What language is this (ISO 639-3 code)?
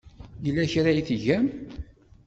kab